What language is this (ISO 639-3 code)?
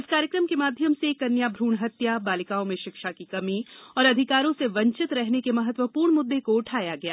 hin